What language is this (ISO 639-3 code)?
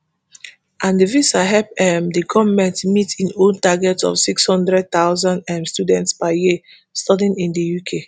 pcm